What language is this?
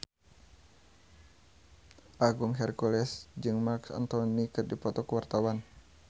Sundanese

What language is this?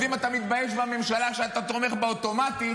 Hebrew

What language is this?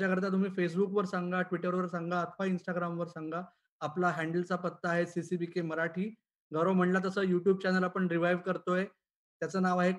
Marathi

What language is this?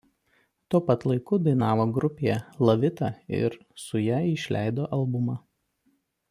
Lithuanian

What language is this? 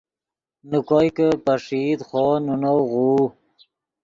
Yidgha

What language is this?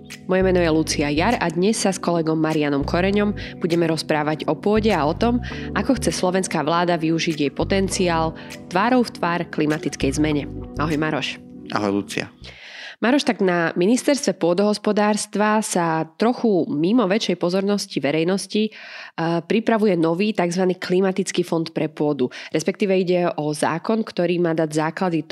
Slovak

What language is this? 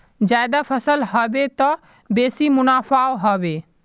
Magahi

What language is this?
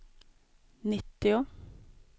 Swedish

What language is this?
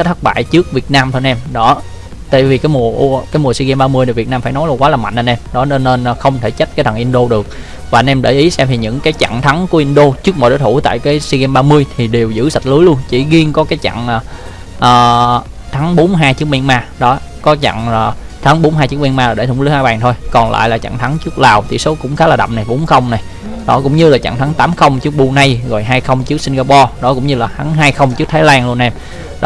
Vietnamese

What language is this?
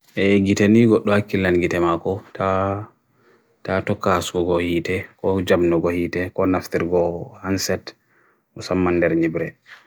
Bagirmi Fulfulde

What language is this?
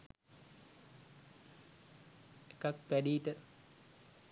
Sinhala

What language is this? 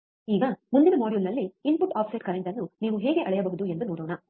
Kannada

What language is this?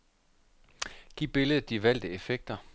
Danish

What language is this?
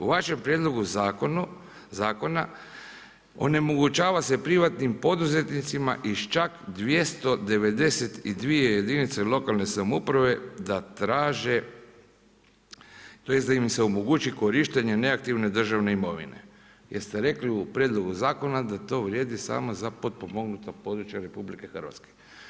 Croatian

